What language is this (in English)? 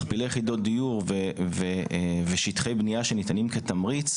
Hebrew